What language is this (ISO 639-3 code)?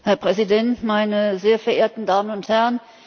deu